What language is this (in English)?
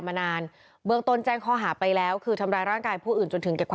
Thai